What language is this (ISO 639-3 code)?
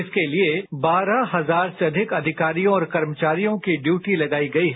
hin